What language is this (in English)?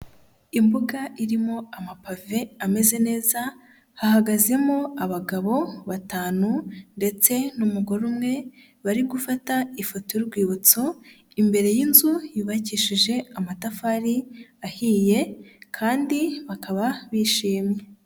Kinyarwanda